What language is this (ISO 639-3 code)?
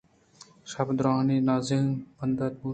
bgp